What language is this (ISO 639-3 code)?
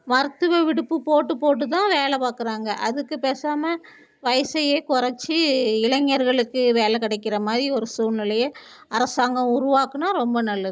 tam